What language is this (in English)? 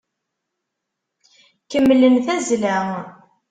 Kabyle